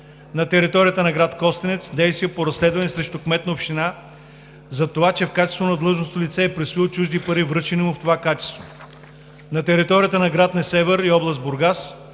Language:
Bulgarian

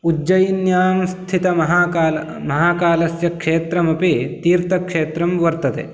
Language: Sanskrit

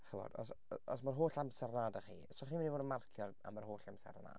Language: Welsh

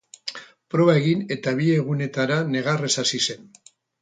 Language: Basque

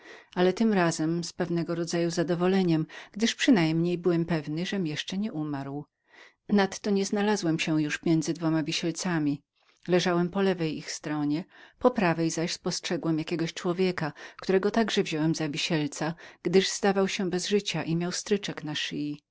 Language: Polish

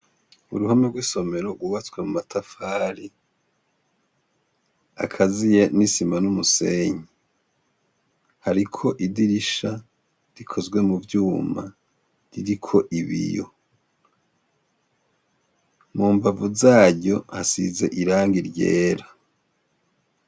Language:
Rundi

